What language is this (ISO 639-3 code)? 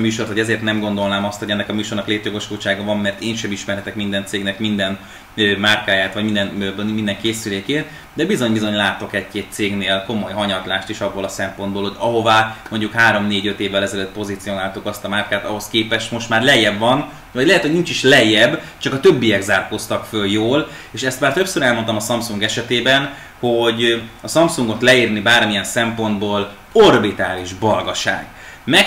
hun